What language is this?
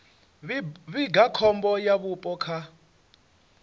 Venda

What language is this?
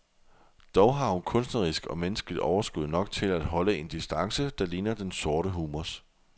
Danish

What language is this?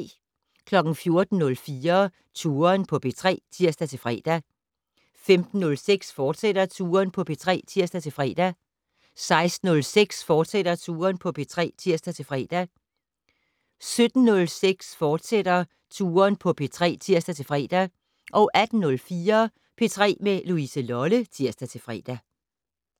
Danish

